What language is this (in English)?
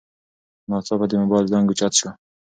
Pashto